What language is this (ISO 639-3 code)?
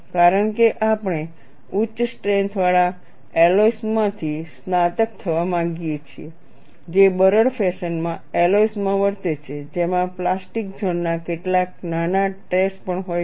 guj